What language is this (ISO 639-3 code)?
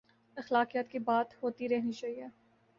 urd